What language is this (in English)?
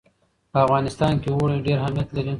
Pashto